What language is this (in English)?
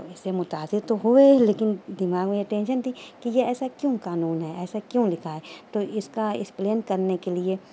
Urdu